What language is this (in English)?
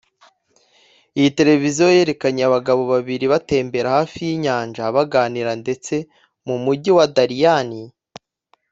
Kinyarwanda